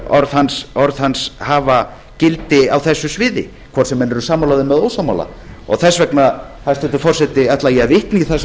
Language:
Icelandic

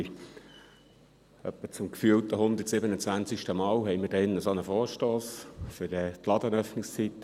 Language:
Swiss German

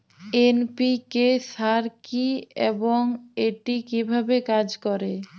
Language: Bangla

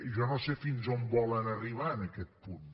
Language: Catalan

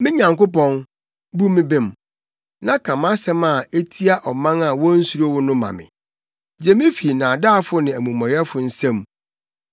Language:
Akan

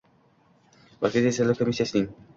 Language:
Uzbek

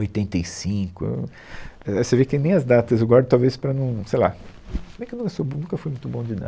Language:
Portuguese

